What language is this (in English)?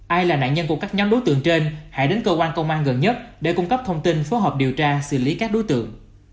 Vietnamese